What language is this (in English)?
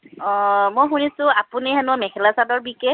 Assamese